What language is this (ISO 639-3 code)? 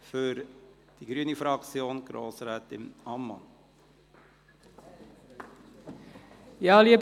gsw